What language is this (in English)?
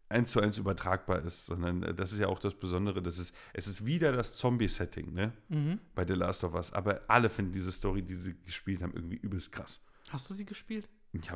German